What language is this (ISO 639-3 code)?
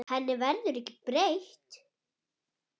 isl